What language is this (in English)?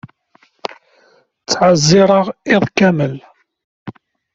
Kabyle